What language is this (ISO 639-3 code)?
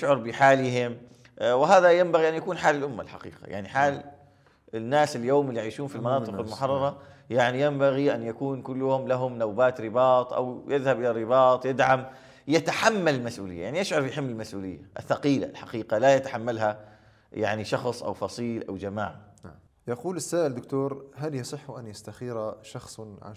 ara